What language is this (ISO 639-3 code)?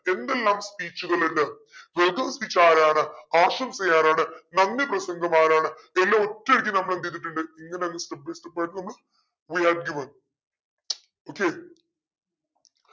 mal